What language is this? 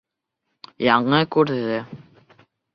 Bashkir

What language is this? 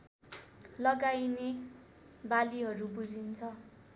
Nepali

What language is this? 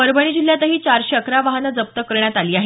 Marathi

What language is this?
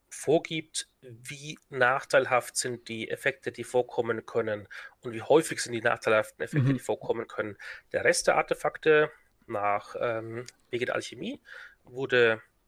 German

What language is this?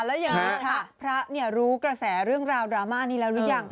Thai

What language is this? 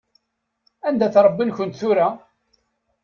Kabyle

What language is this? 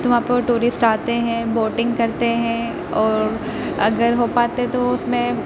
Urdu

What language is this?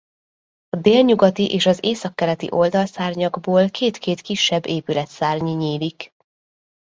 Hungarian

